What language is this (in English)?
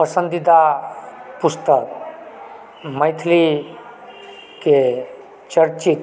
Maithili